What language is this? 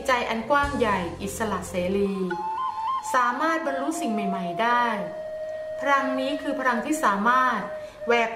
Thai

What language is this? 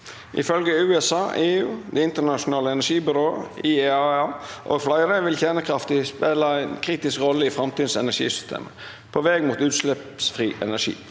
Norwegian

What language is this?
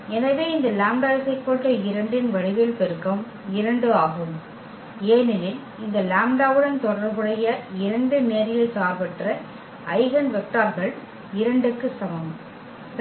Tamil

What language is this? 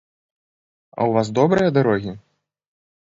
Belarusian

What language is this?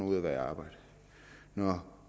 Danish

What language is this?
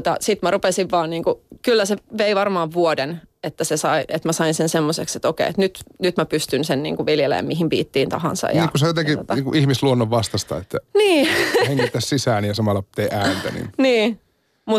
Finnish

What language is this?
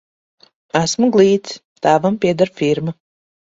Latvian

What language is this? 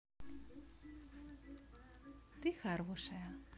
Russian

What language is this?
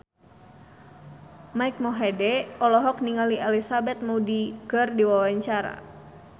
Sundanese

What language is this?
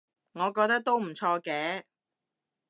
Cantonese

